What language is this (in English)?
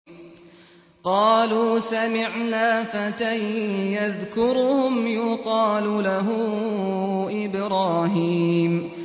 Arabic